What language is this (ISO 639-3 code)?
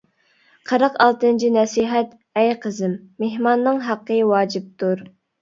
uig